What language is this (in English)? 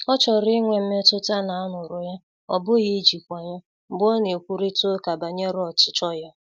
Igbo